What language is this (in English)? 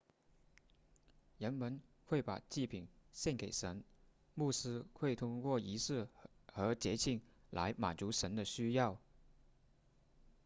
Chinese